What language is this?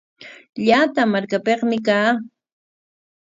Corongo Ancash Quechua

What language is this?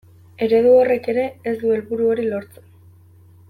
Basque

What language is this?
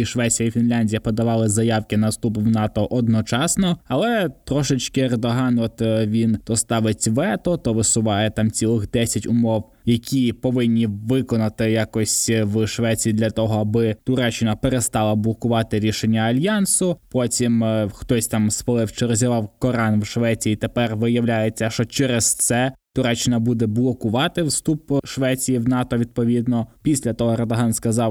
Ukrainian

